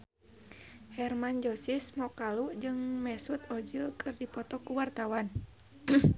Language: Sundanese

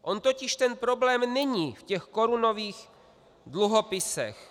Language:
Czech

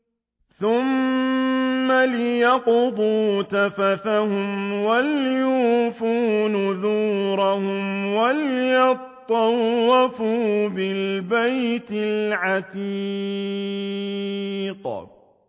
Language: Arabic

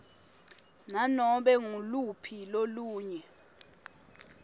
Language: Swati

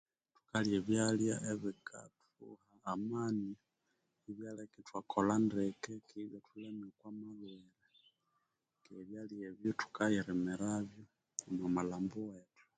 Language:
Konzo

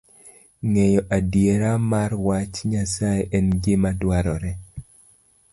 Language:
Luo (Kenya and Tanzania)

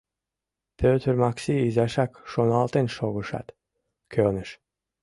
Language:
Mari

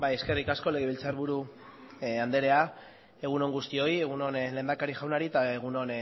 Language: Basque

